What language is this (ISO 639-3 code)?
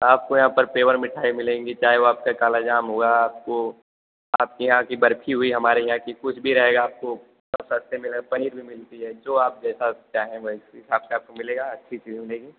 hin